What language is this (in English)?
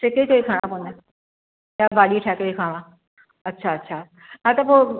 Sindhi